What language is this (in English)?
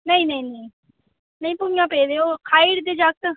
Dogri